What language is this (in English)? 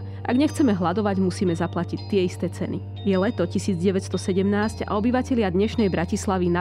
Slovak